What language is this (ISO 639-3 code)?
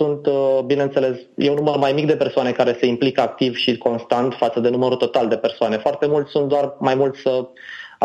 ron